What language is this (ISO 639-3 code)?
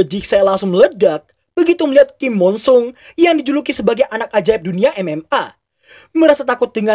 ind